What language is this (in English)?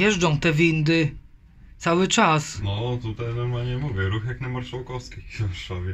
Polish